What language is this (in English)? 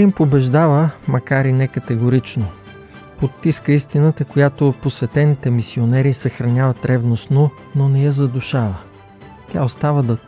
Bulgarian